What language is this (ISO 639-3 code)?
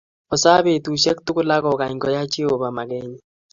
kln